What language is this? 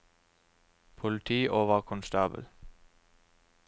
Norwegian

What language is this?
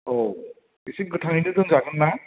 Bodo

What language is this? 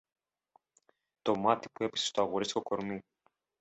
Greek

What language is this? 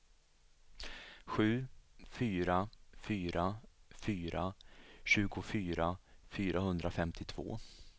Swedish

